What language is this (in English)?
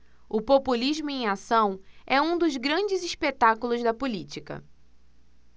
Portuguese